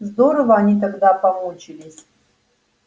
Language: Russian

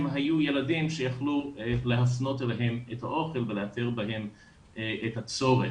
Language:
Hebrew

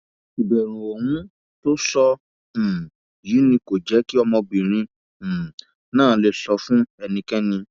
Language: Yoruba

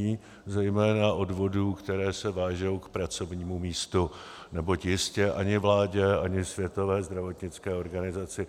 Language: Czech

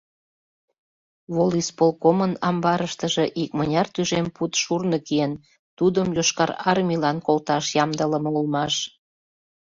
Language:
Mari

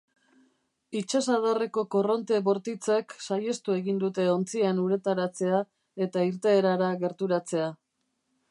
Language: Basque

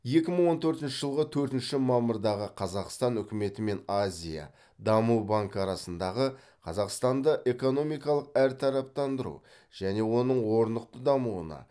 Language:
Kazakh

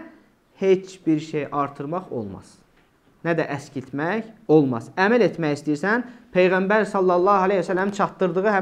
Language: Turkish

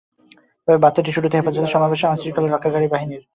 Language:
Bangla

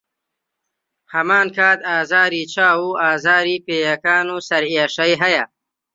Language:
Central Kurdish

